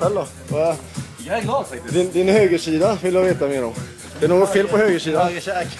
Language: Swedish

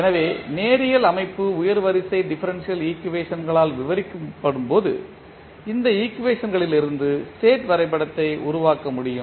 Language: Tamil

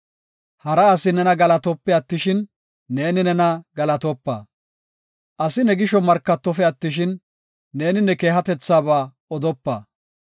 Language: Gofa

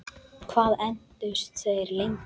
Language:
Icelandic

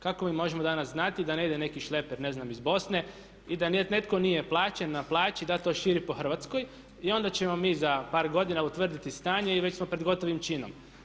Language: Croatian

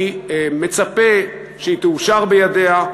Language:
Hebrew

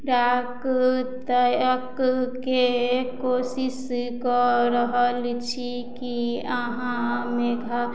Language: Maithili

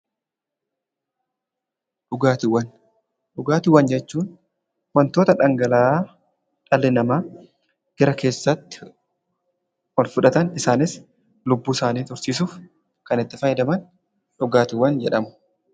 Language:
Oromo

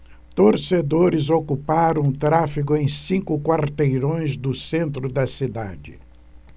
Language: Portuguese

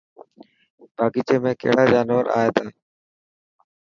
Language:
Dhatki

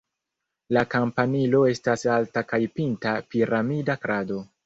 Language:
Esperanto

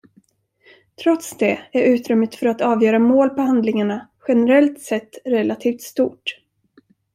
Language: Swedish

